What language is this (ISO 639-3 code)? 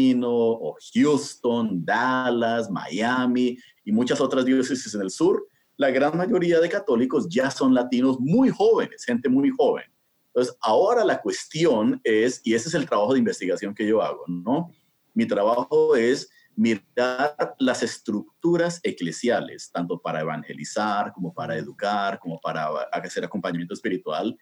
spa